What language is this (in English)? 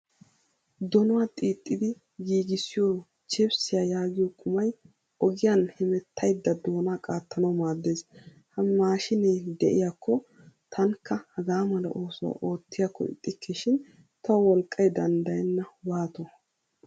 Wolaytta